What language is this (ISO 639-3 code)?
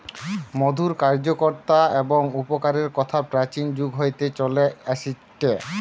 ben